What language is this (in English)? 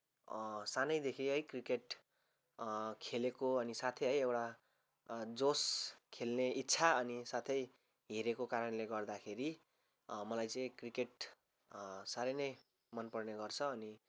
Nepali